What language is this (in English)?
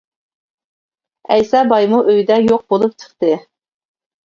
Uyghur